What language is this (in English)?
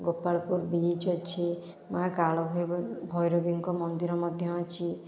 Odia